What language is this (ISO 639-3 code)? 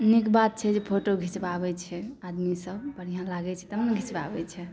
mai